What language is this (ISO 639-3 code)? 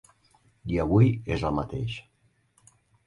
cat